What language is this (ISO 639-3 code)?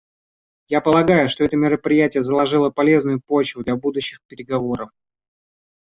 rus